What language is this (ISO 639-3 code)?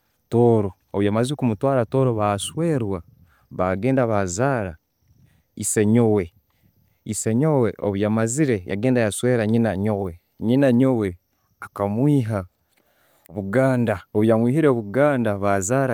ttj